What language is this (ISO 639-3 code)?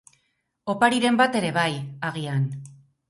eus